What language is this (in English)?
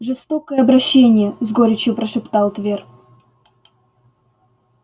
Russian